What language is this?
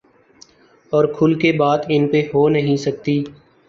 Urdu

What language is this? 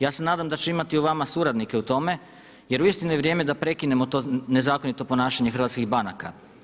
Croatian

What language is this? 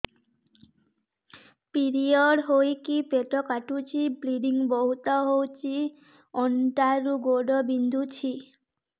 Odia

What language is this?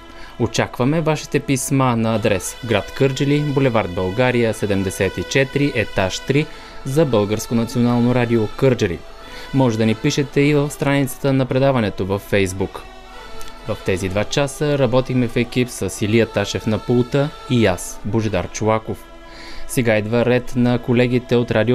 Bulgarian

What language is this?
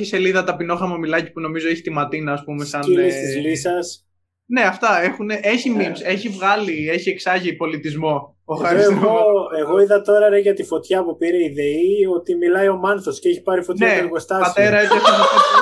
Greek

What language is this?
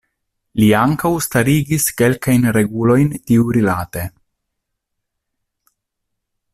Esperanto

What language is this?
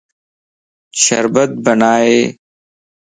Lasi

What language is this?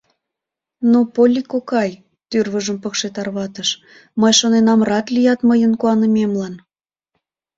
Mari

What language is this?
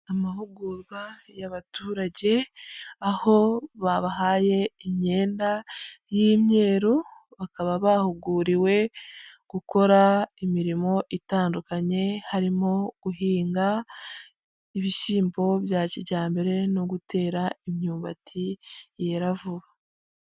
Kinyarwanda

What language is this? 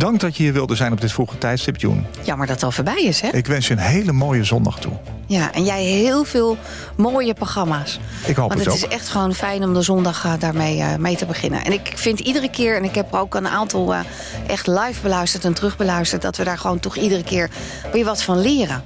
Dutch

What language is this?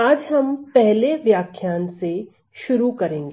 Hindi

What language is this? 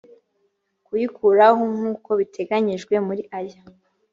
Kinyarwanda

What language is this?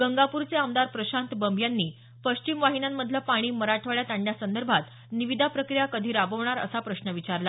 Marathi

